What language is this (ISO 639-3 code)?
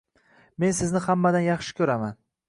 uzb